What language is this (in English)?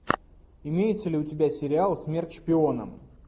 Russian